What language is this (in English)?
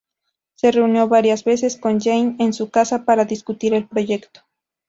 Spanish